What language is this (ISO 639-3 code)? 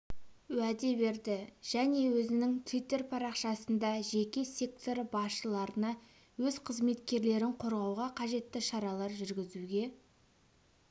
kaz